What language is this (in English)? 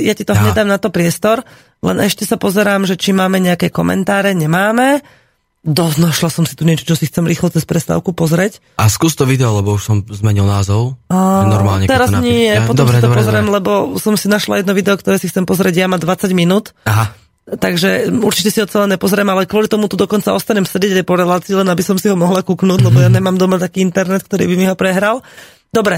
Slovak